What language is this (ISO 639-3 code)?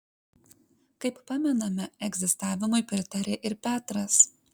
lit